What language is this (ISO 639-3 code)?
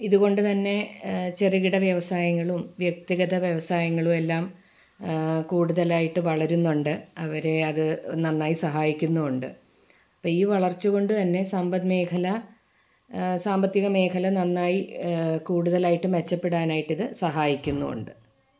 mal